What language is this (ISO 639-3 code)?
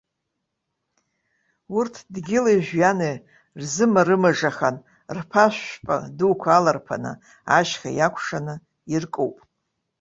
abk